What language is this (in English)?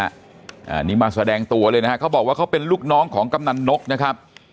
Thai